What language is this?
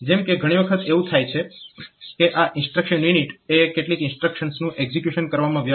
Gujarati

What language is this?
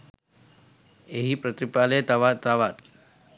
Sinhala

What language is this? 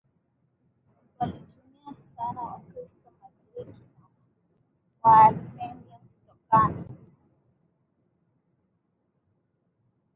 Swahili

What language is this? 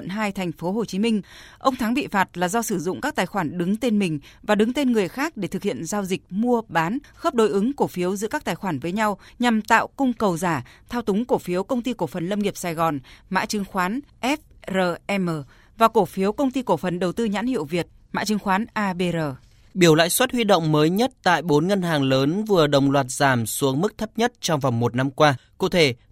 Vietnamese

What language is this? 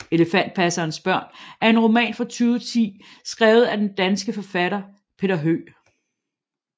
Danish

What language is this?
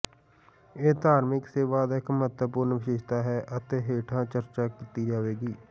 Punjabi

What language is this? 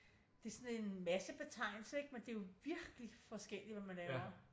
Danish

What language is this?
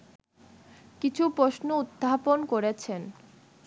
Bangla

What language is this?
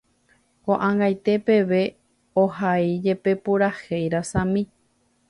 Guarani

